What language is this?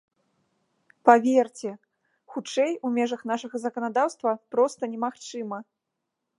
Belarusian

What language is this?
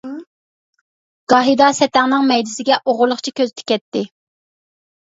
Uyghur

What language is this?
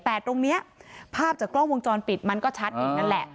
Thai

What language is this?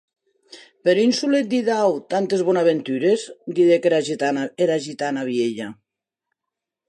Occitan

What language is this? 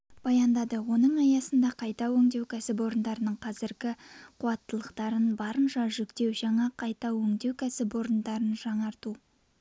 Kazakh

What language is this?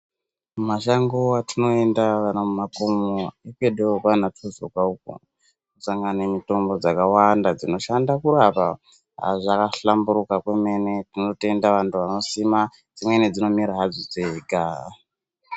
Ndau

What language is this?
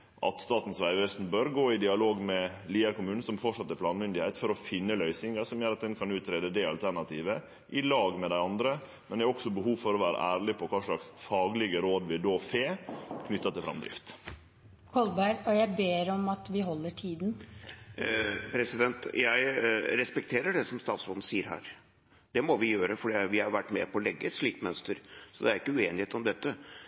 Norwegian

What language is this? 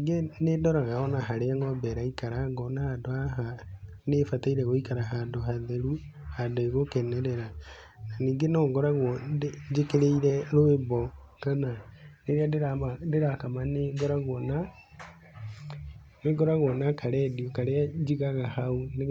Kikuyu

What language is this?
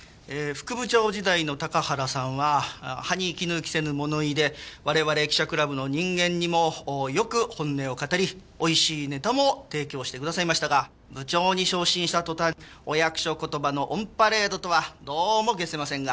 Japanese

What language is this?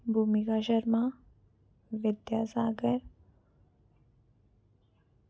Dogri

